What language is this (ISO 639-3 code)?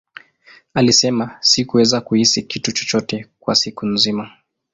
swa